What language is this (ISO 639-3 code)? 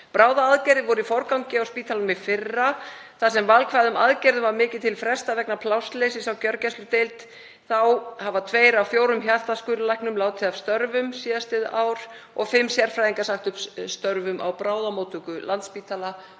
isl